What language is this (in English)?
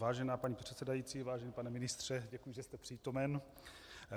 Czech